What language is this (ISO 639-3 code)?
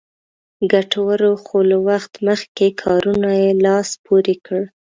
pus